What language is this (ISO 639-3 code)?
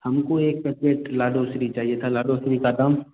hin